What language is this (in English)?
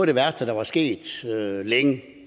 Danish